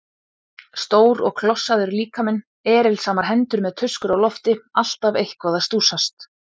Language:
Icelandic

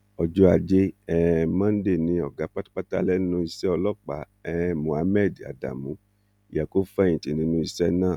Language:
Yoruba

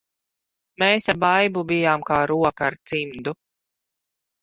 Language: Latvian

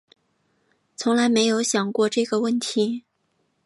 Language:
Chinese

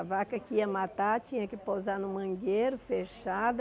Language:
Portuguese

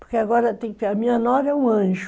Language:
Portuguese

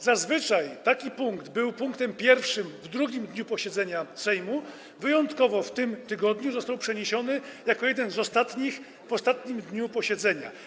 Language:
Polish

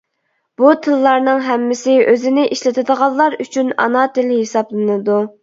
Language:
Uyghur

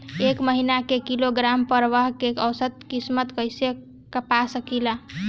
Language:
Bhojpuri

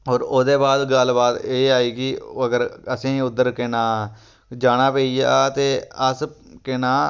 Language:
Dogri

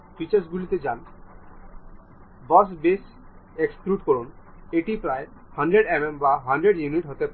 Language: Bangla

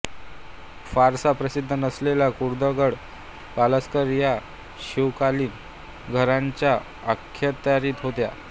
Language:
Marathi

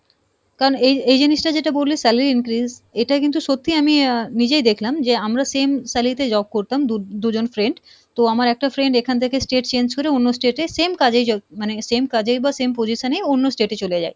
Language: Bangla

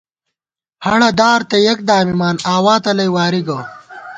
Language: Gawar-Bati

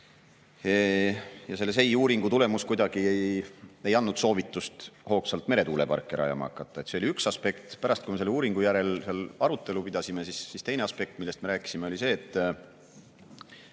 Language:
Estonian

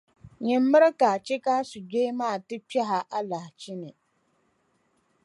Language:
Dagbani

